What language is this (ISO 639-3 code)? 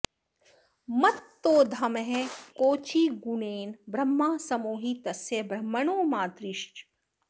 san